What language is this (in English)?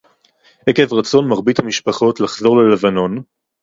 Hebrew